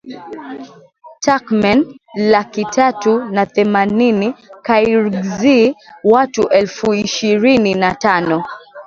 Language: Swahili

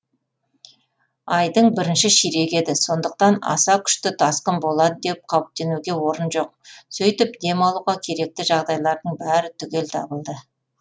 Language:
Kazakh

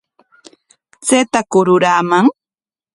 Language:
Corongo Ancash Quechua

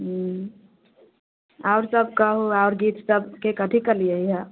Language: Maithili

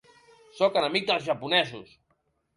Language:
Catalan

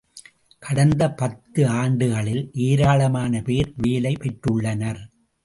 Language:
Tamil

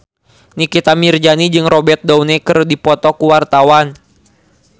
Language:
Sundanese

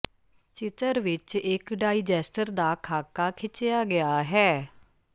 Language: Punjabi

